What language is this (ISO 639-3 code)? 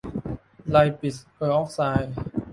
tha